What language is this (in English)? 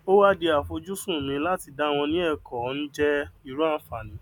Yoruba